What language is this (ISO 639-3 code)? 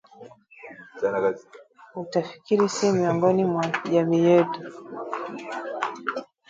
swa